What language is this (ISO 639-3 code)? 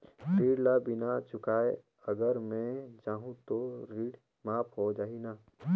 hne